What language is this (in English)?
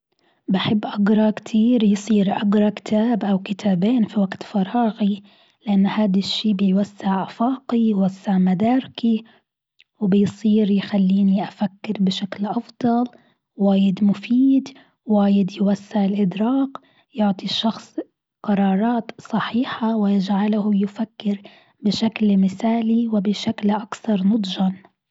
Gulf Arabic